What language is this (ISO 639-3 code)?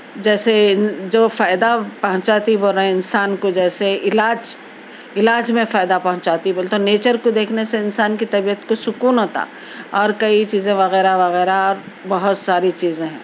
urd